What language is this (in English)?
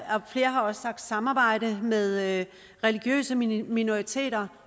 Danish